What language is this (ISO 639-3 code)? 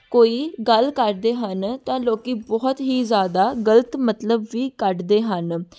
pan